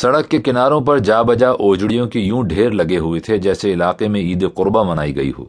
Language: Urdu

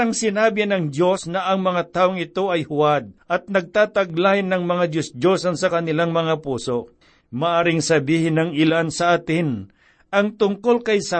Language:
Filipino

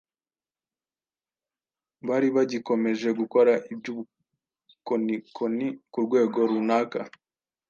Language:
Kinyarwanda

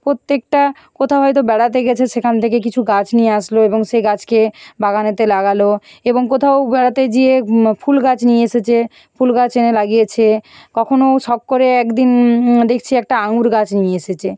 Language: Bangla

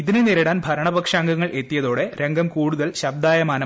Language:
Malayalam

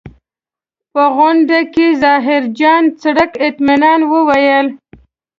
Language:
Pashto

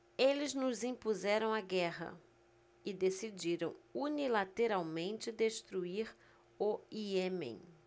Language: Portuguese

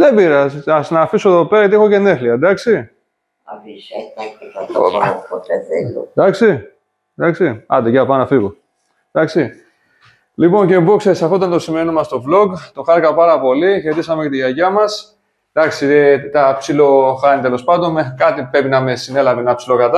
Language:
Greek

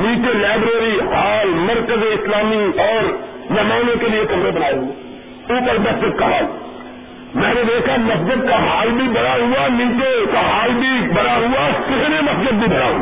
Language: Urdu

